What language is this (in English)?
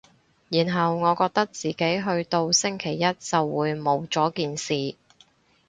Cantonese